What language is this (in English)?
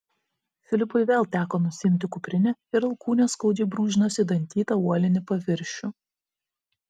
Lithuanian